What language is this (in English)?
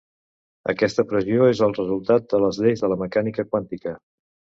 Catalan